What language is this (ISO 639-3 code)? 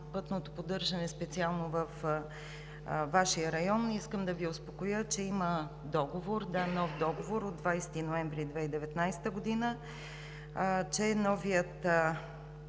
bul